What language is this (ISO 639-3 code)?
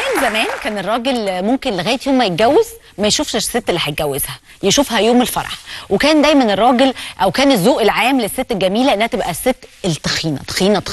ara